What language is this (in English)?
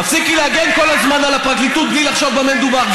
Hebrew